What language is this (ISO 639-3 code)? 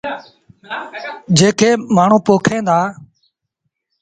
sbn